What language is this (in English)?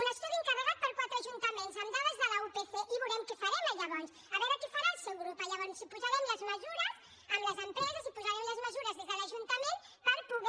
Catalan